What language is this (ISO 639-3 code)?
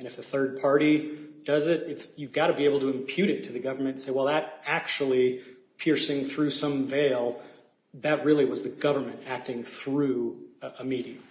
eng